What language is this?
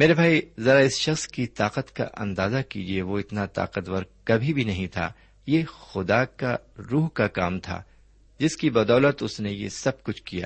Urdu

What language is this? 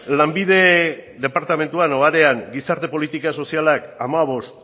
Basque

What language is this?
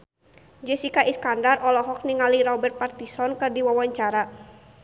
Sundanese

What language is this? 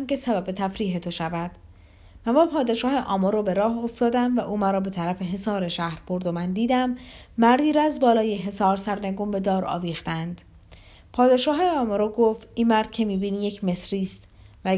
Persian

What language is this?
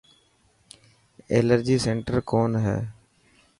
Dhatki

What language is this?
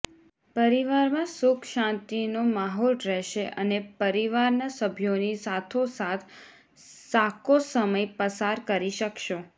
Gujarati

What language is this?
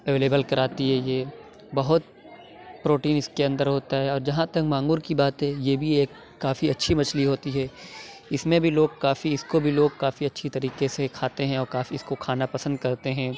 Urdu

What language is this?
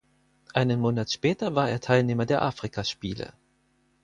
German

